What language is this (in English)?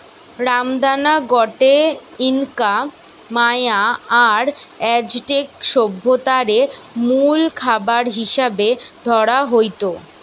Bangla